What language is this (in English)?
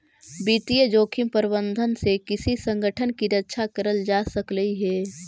Magahi